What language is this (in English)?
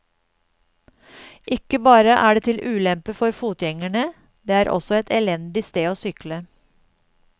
Norwegian